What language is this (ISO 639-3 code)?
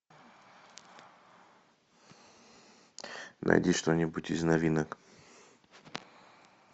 rus